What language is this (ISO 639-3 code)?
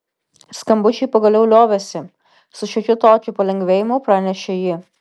lit